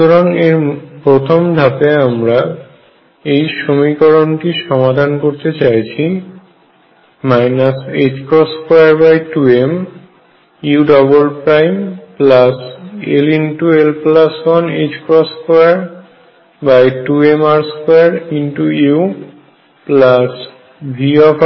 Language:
Bangla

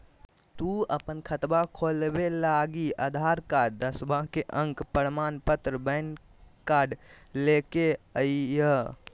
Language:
Magahi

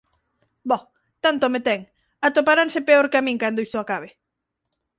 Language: Galician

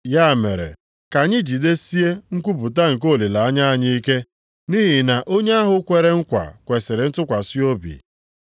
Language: Igbo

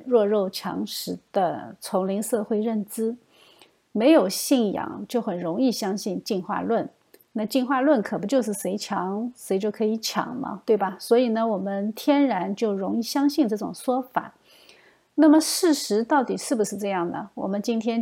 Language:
Chinese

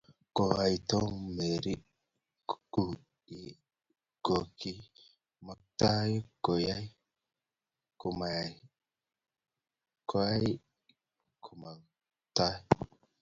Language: Kalenjin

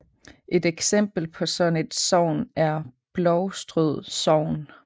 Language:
Danish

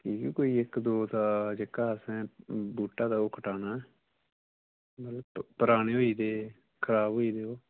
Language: Dogri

